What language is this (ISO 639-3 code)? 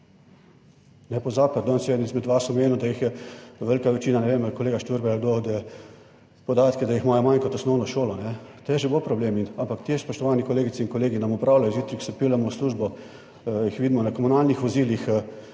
slv